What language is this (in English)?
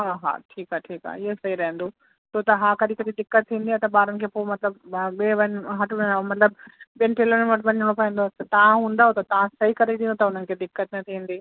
Sindhi